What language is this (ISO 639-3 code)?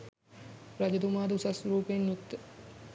sin